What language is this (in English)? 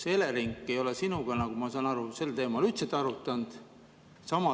Estonian